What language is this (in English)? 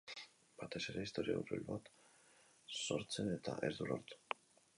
Basque